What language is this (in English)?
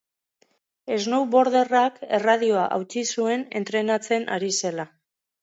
Basque